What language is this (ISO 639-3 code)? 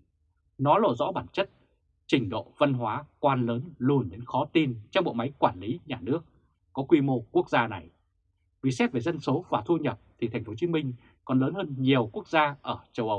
vie